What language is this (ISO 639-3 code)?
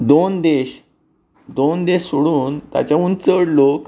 kok